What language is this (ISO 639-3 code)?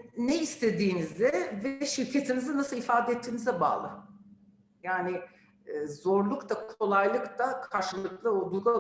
tur